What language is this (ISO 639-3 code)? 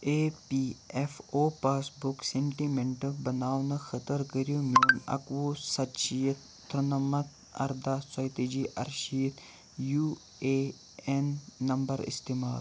kas